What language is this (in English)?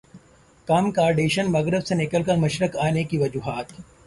Urdu